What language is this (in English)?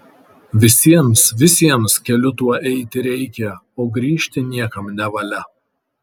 Lithuanian